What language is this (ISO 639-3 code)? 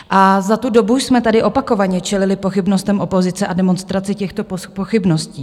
ces